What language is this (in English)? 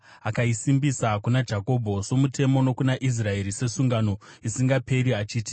Shona